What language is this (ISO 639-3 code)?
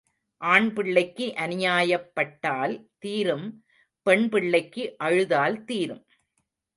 tam